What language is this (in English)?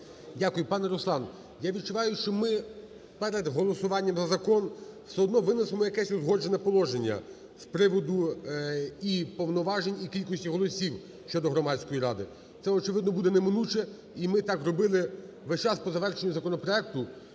Ukrainian